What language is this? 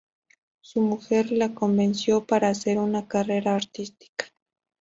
Spanish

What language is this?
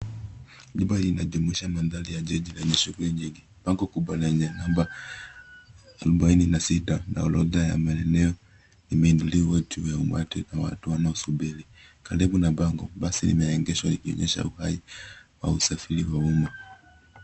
Swahili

